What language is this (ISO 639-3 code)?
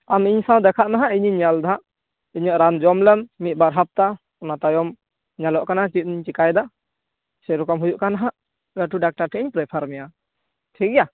sat